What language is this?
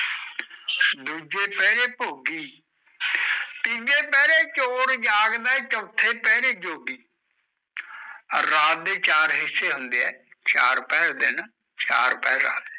Punjabi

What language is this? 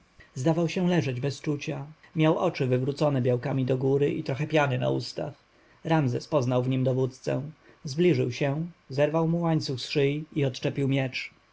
Polish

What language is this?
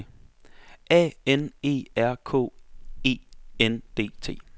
Danish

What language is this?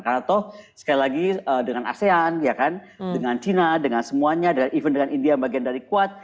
Indonesian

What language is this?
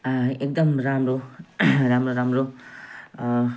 Nepali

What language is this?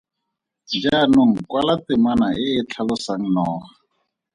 Tswana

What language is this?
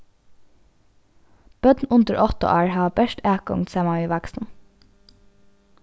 Faroese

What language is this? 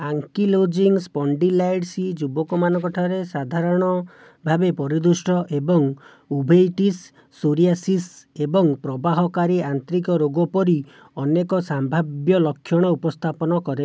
Odia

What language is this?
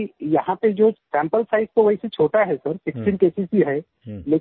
Hindi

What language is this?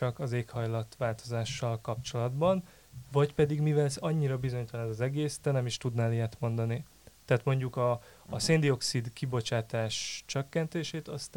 Hungarian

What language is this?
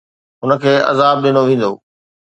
Sindhi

